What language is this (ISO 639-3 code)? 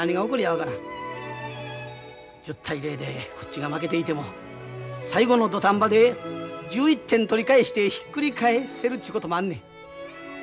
jpn